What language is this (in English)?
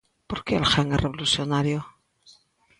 Galician